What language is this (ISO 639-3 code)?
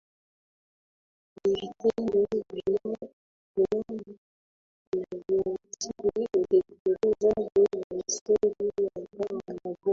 swa